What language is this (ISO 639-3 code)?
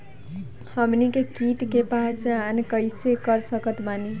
bho